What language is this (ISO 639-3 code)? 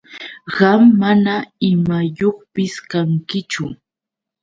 qux